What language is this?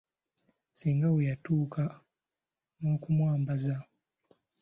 Ganda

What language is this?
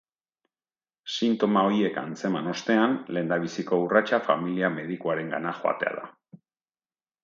Basque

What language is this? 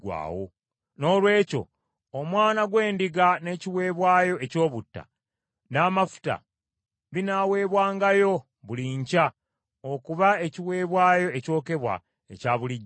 Ganda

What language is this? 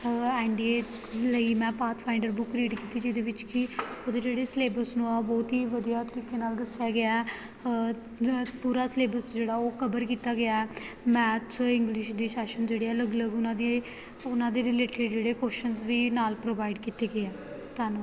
Punjabi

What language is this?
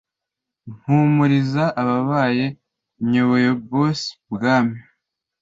Kinyarwanda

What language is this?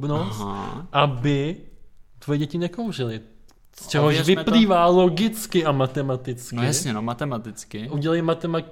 Czech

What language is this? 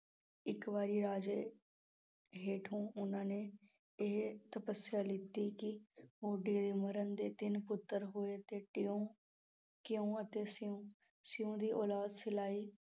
Punjabi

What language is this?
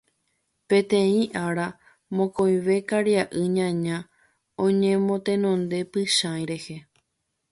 Guarani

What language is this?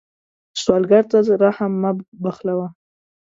Pashto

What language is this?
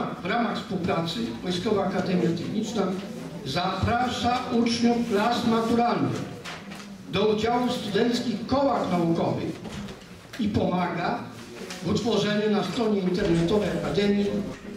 Polish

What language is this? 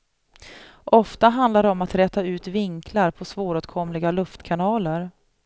Swedish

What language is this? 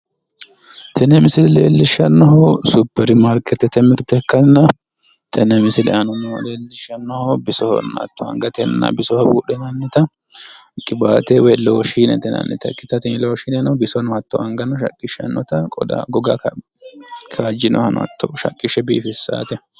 Sidamo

